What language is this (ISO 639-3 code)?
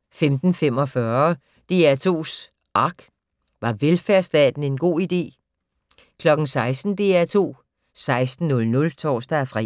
dan